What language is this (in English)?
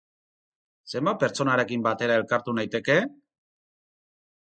Basque